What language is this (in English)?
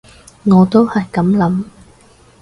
Cantonese